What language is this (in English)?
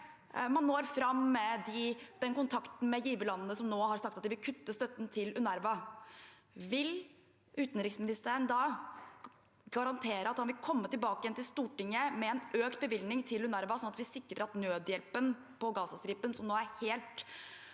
Norwegian